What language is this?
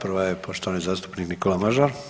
Croatian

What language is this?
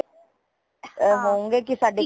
Punjabi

